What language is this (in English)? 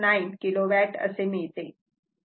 Marathi